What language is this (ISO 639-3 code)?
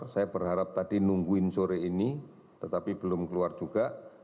ind